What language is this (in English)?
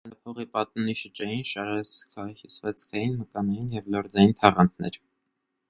Armenian